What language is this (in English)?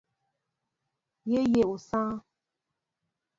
Mbo (Cameroon)